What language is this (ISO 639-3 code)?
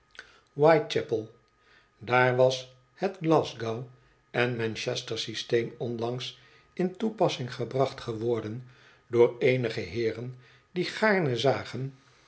nld